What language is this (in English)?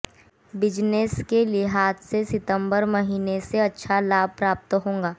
Hindi